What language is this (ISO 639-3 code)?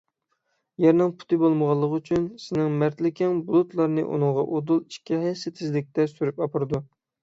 uig